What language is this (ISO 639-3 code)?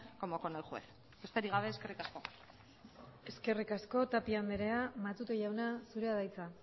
eus